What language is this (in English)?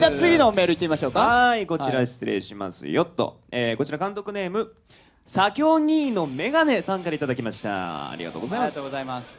Japanese